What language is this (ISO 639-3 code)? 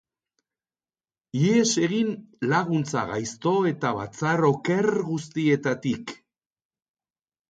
eus